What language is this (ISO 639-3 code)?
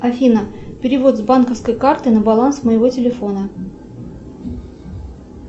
rus